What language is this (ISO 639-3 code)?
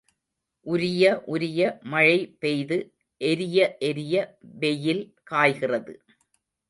tam